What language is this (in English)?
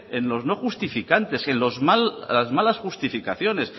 Spanish